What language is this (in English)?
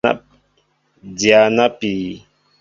Mbo (Cameroon)